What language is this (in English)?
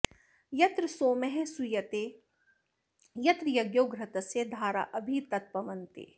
Sanskrit